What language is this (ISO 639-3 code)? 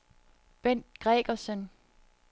dan